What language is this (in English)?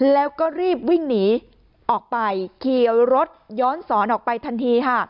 Thai